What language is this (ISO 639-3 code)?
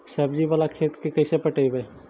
mag